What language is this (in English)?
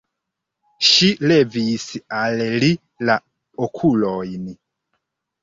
Esperanto